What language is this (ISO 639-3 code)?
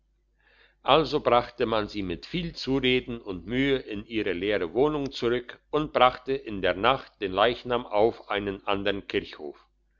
deu